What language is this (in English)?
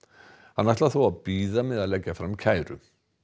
Icelandic